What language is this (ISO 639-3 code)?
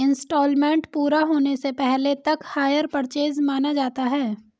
hin